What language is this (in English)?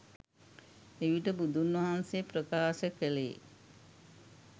Sinhala